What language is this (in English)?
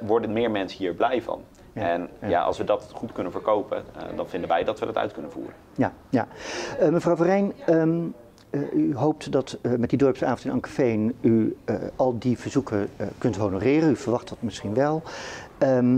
Dutch